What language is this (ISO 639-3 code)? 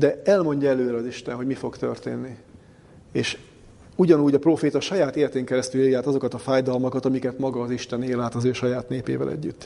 hun